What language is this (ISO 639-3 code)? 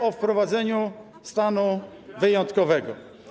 pol